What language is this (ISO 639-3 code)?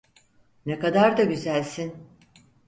tur